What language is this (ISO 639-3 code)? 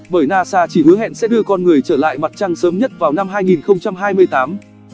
vie